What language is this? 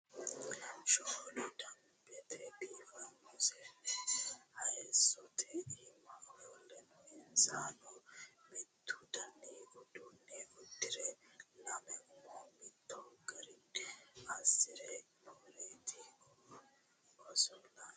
Sidamo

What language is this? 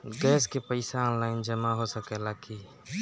Bhojpuri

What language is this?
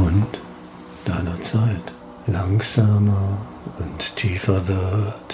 German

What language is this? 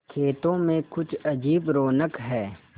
Hindi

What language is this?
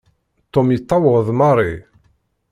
Kabyle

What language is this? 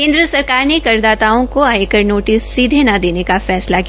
Hindi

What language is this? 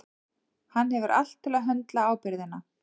Icelandic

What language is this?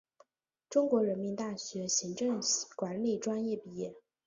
Chinese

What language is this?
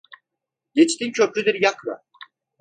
Turkish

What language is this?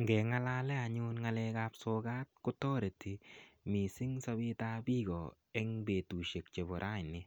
Kalenjin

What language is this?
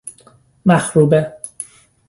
Persian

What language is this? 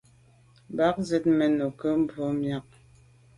Medumba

